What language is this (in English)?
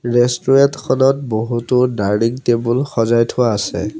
Assamese